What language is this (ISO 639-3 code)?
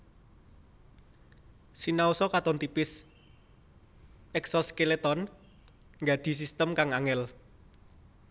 jav